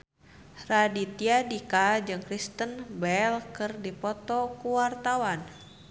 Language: Sundanese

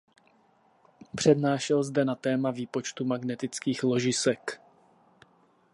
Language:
Czech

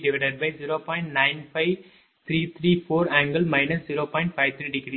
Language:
Tamil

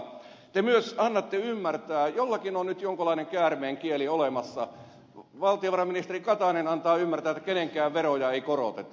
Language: Finnish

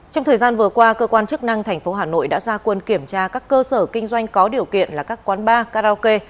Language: Vietnamese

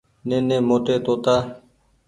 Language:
Goaria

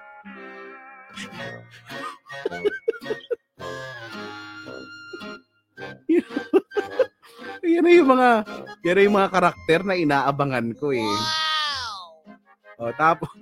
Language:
Filipino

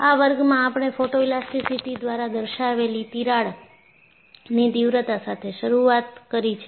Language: Gujarati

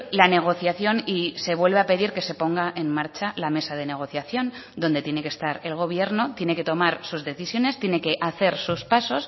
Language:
Spanish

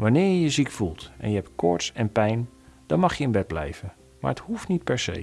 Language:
Dutch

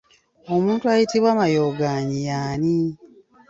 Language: Ganda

